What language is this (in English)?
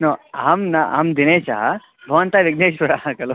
Sanskrit